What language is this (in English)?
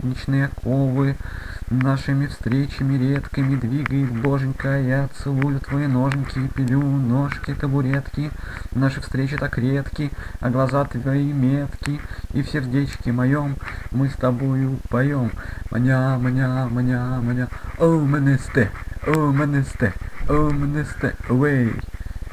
Russian